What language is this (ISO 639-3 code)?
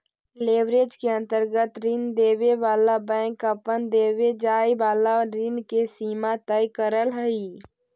mag